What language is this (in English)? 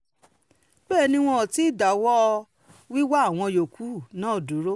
Yoruba